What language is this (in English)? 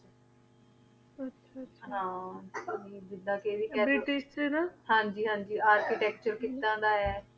Punjabi